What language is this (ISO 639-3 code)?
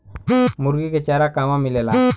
bho